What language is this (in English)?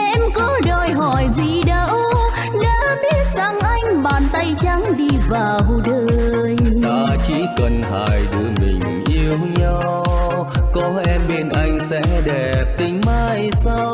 Vietnamese